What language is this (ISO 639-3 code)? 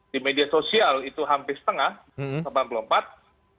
ind